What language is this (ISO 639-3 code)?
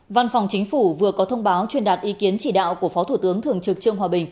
vie